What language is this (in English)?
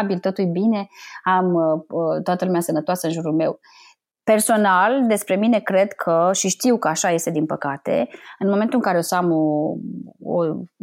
Romanian